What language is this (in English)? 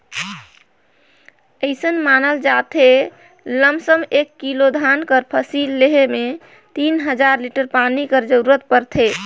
Chhattisgarhi